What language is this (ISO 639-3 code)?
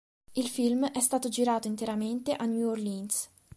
ita